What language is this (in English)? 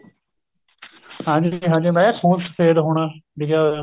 Punjabi